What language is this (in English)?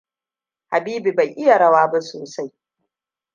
Hausa